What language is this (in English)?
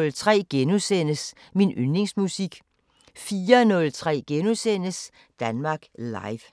Danish